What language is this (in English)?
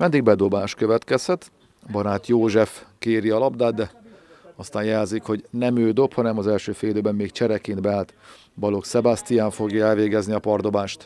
Hungarian